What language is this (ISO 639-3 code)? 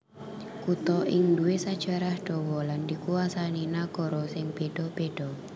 jav